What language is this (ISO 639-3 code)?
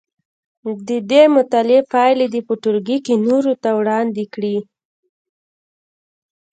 pus